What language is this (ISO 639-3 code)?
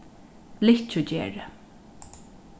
fao